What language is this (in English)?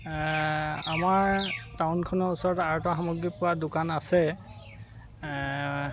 Assamese